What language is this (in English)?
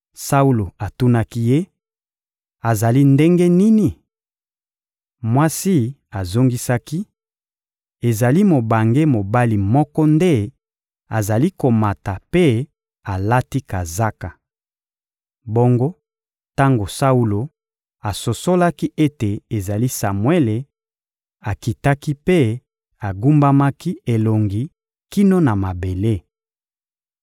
Lingala